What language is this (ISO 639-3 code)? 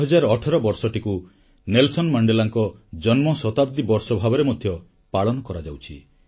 ori